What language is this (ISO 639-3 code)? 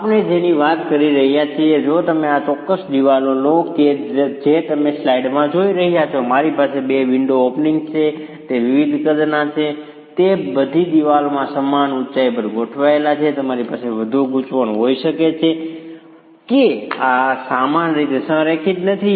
guj